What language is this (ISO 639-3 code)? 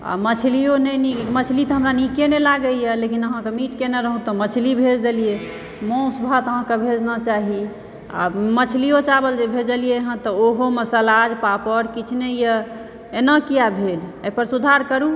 mai